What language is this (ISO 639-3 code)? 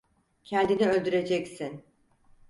tur